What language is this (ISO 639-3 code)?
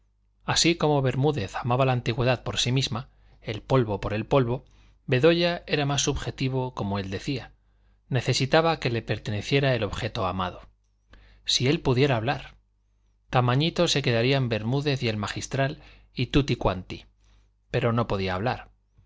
spa